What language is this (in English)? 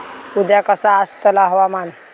Marathi